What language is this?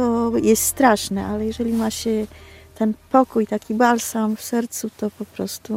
Polish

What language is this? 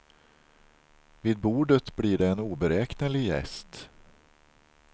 Swedish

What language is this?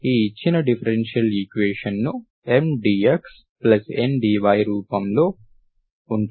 Telugu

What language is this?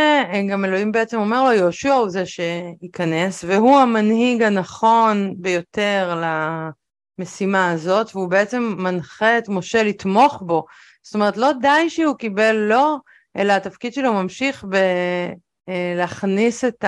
Hebrew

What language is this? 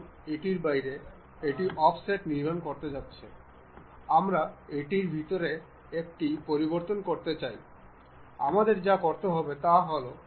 Bangla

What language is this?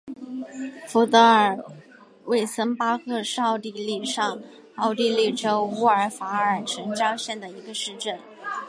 Chinese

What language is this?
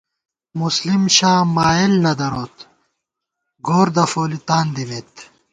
Gawar-Bati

